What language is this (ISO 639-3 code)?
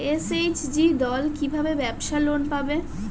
ben